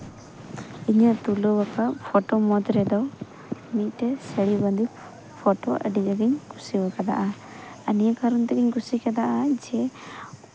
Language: Santali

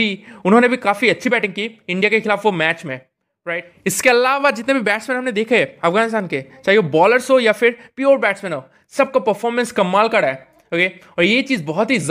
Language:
Hindi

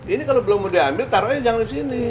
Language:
Indonesian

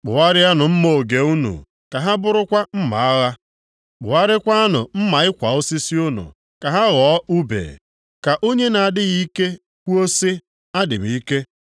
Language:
Igbo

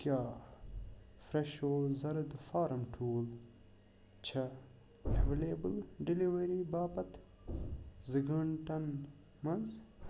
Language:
Kashmiri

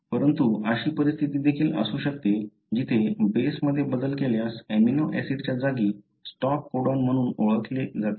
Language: Marathi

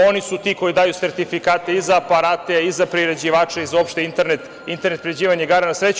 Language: Serbian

